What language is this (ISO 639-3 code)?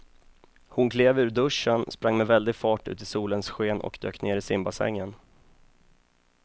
swe